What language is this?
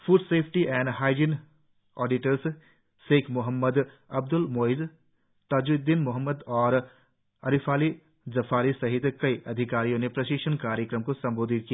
Hindi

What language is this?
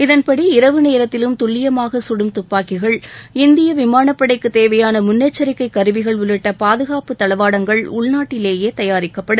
Tamil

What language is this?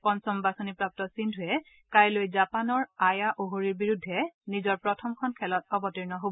Assamese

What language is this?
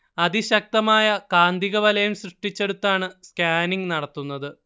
Malayalam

